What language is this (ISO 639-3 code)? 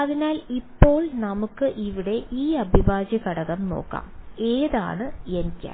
mal